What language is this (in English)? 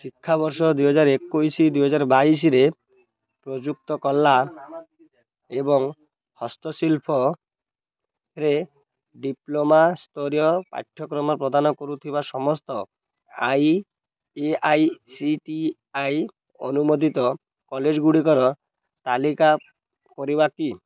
Odia